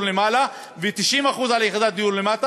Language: Hebrew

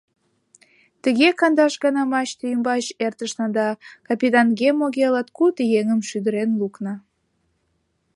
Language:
Mari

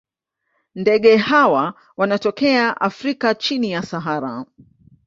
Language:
Swahili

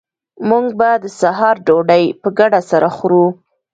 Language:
Pashto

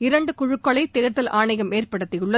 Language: Tamil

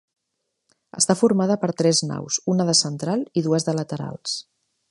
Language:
Catalan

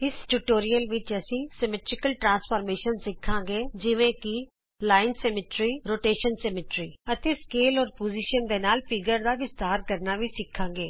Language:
Punjabi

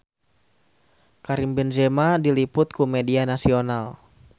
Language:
Sundanese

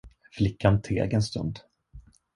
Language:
Swedish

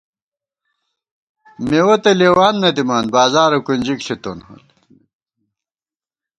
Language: Gawar-Bati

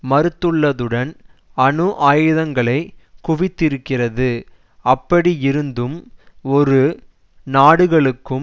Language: Tamil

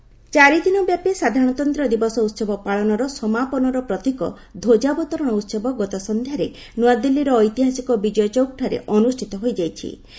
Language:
Odia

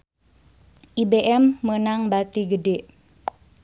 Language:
Sundanese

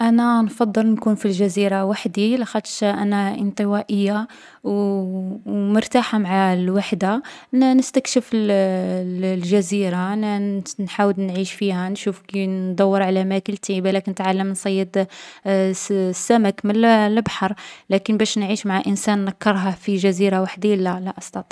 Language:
Algerian Arabic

